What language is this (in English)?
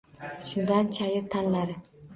Uzbek